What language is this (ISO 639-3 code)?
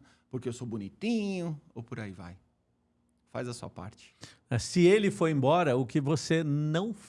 por